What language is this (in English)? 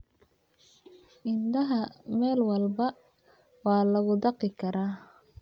Somali